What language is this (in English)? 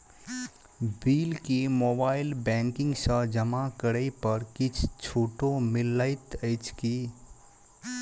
Maithili